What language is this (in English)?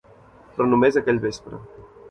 Catalan